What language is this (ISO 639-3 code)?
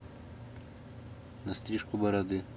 rus